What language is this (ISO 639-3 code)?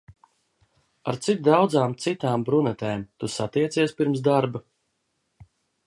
lav